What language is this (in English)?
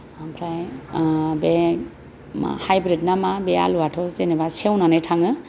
Bodo